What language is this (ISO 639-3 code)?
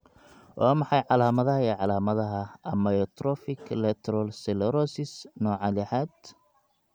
som